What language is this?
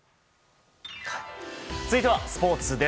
Japanese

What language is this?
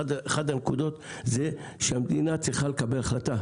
Hebrew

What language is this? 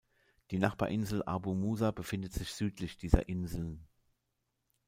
German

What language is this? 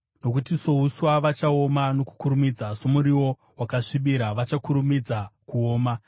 Shona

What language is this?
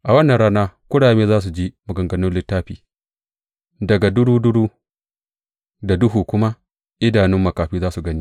Hausa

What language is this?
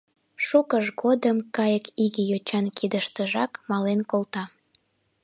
Mari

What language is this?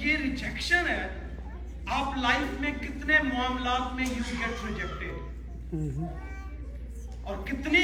Urdu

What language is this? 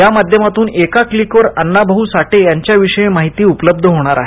Marathi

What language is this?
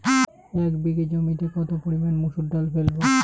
Bangla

